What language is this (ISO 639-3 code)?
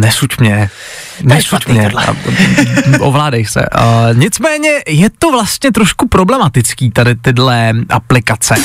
ces